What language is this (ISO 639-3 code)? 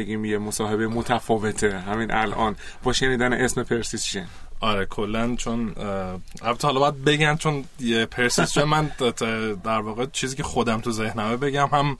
fas